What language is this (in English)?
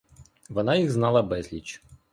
Ukrainian